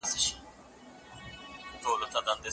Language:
Pashto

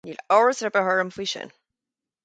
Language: Irish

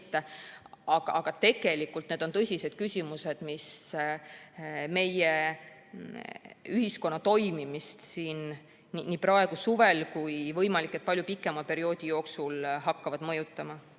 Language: Estonian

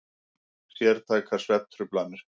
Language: Icelandic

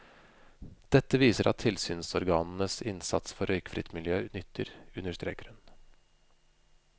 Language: Norwegian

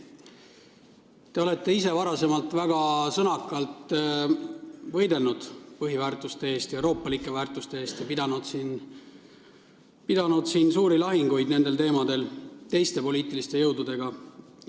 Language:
Estonian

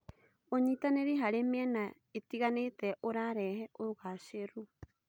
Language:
Kikuyu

